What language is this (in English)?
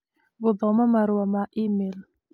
Kikuyu